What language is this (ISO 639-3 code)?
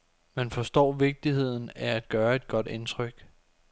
dan